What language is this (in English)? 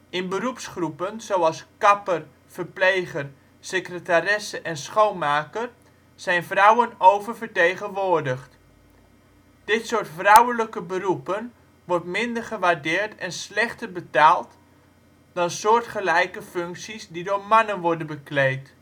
Dutch